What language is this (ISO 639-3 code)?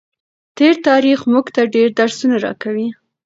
pus